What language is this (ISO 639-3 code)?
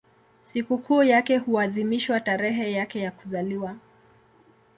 swa